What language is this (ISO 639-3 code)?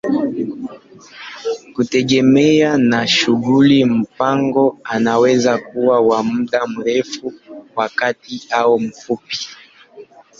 swa